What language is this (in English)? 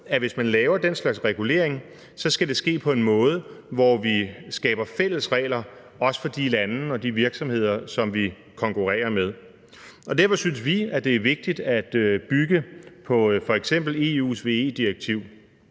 Danish